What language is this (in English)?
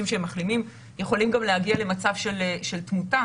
Hebrew